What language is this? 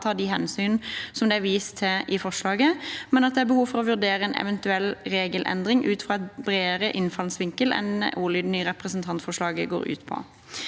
Norwegian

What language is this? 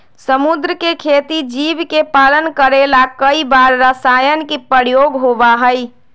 Magahi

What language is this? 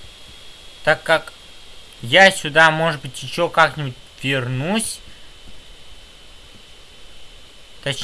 Russian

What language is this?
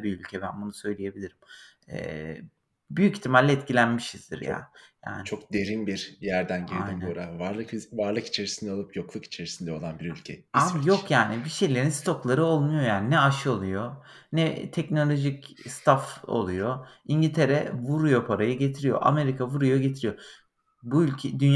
Turkish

